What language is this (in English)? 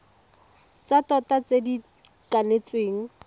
Tswana